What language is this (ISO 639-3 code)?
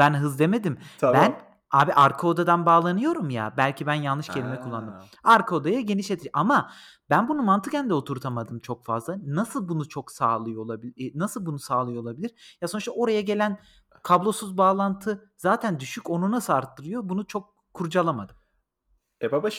tur